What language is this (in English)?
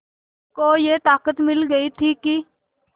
Hindi